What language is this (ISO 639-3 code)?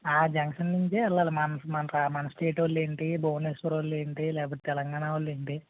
tel